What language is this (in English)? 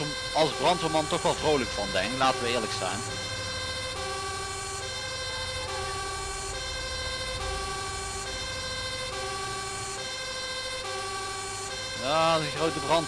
Dutch